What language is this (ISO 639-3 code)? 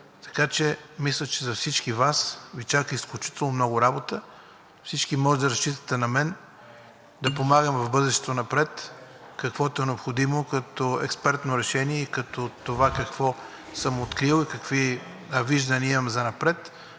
bul